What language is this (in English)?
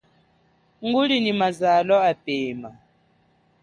Chokwe